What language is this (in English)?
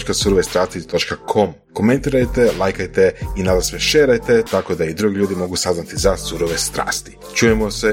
Croatian